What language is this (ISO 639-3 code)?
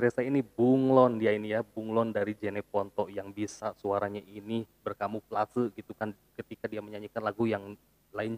ind